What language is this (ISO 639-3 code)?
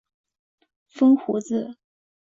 zho